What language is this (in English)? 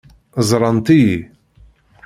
Kabyle